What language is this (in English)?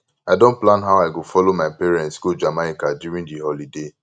Nigerian Pidgin